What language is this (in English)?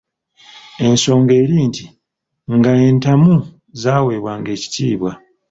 Ganda